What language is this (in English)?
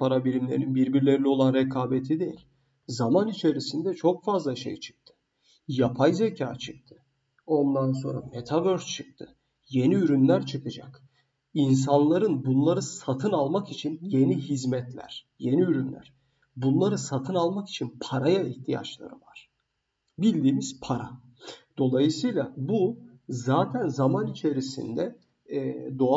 Turkish